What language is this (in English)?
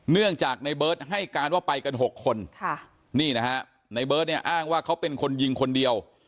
Thai